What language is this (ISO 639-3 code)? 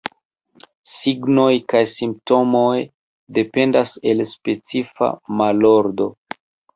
epo